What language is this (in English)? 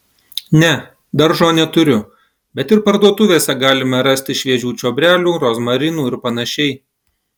Lithuanian